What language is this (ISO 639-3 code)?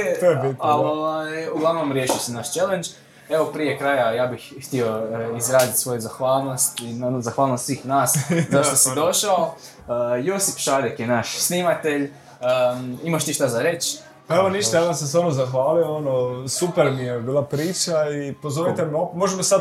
hrv